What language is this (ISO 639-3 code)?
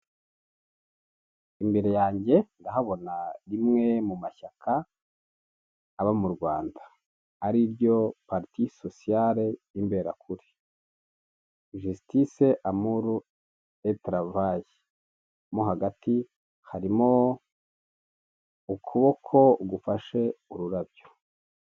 kin